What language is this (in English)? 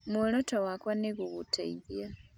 Kikuyu